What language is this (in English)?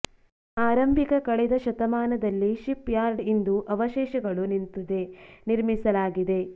Kannada